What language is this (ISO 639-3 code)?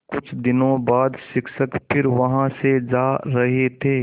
hin